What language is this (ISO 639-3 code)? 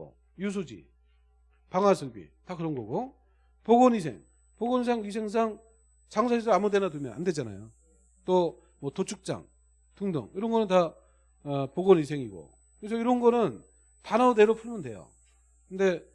kor